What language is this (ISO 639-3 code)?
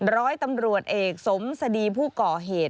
tha